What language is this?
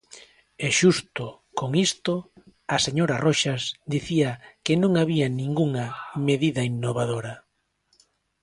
Galician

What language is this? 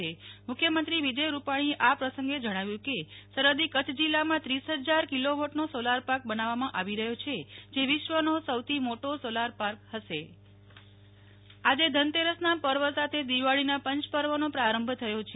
Gujarati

